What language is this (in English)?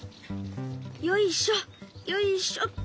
Japanese